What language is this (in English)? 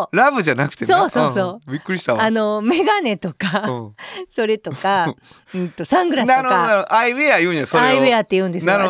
Japanese